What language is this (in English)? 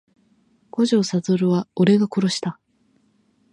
Japanese